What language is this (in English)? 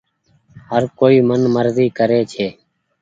Goaria